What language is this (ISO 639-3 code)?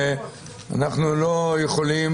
heb